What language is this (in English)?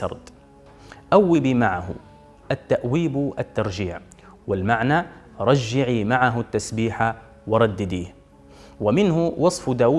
Arabic